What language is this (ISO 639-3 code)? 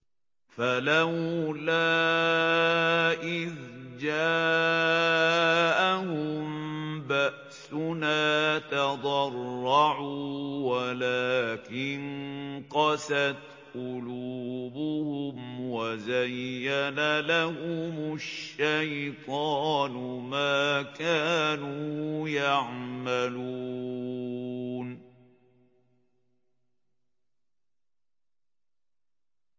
ara